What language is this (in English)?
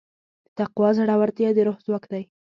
Pashto